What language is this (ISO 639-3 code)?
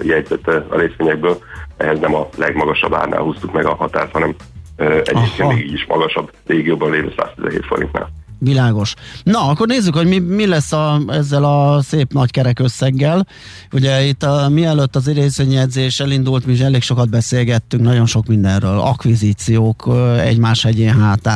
hun